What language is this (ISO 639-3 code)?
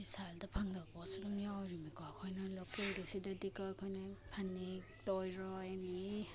mni